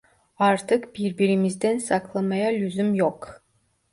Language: Turkish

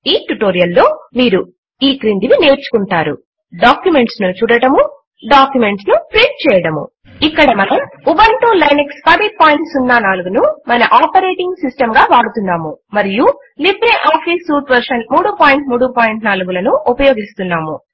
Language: Telugu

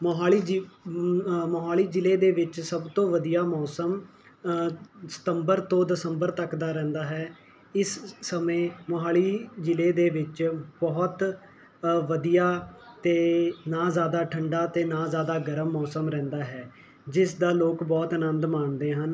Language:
Punjabi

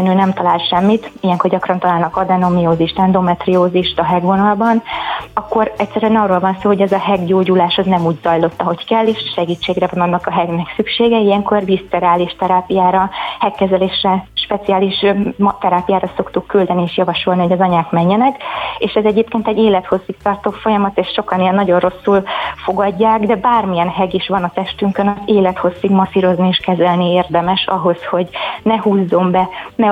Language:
Hungarian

